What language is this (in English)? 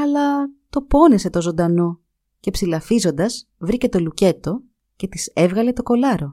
Greek